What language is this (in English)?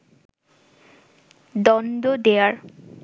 Bangla